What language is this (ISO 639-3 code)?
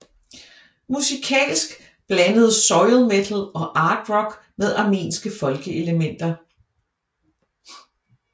dan